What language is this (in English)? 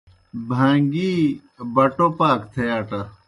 Kohistani Shina